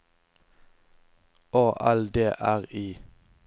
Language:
Norwegian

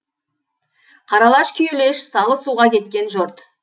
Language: Kazakh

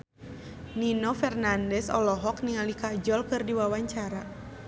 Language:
Sundanese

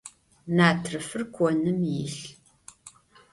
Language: Adyghe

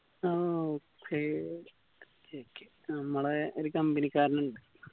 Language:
Malayalam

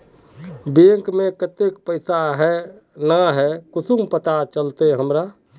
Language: Magahi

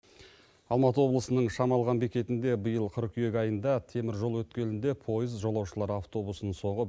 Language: Kazakh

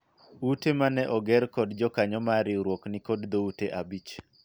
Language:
Luo (Kenya and Tanzania)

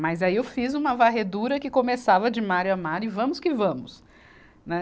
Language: Portuguese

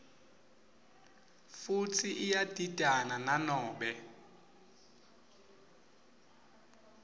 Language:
Swati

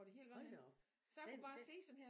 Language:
Danish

